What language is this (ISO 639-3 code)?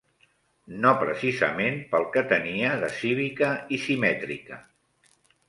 cat